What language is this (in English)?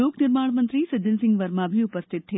Hindi